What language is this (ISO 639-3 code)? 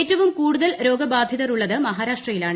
mal